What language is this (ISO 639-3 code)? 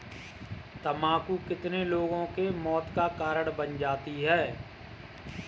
hin